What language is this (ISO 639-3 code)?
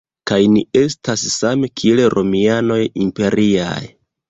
epo